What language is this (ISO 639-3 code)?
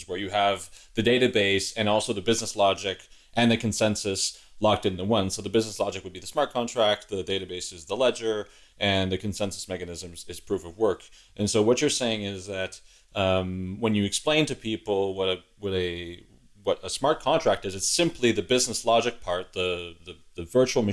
eng